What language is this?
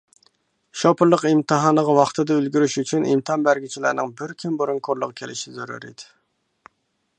Uyghur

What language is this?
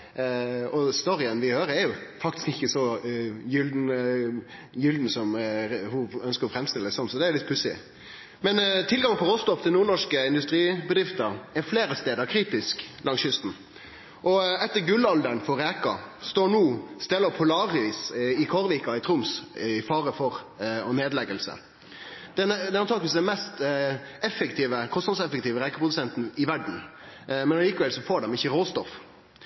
Norwegian Nynorsk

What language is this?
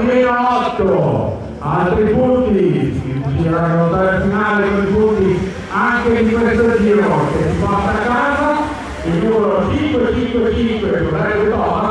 Italian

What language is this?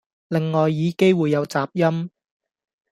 Cantonese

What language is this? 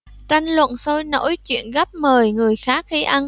Vietnamese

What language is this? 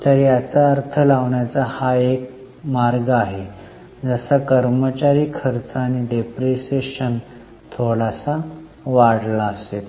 Marathi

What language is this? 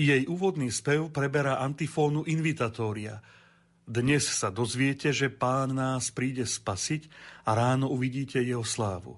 Slovak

